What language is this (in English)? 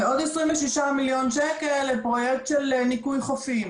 Hebrew